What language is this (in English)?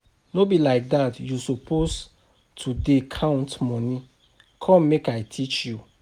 Nigerian Pidgin